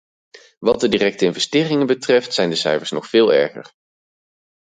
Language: Dutch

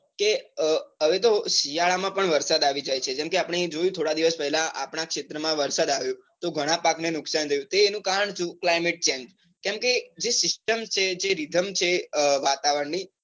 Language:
Gujarati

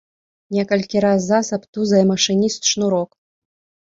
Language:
Belarusian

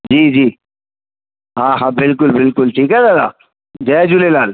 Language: Sindhi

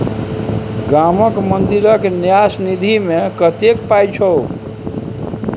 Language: Maithili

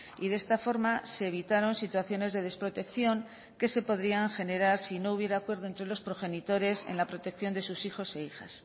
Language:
Spanish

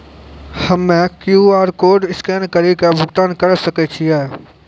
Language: Maithili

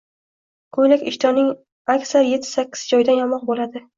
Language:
Uzbek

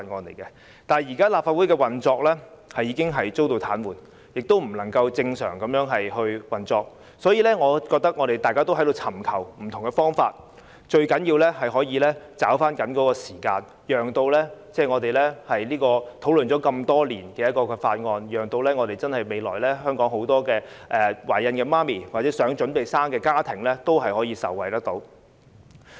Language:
Cantonese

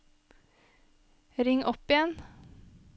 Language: Norwegian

